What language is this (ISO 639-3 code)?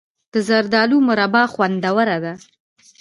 pus